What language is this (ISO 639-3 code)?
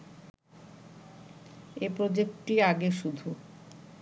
ben